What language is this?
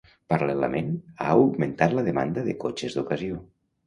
Catalan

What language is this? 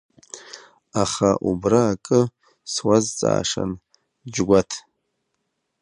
Abkhazian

